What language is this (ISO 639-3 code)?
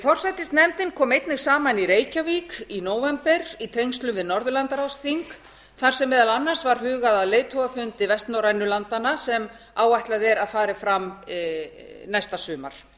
isl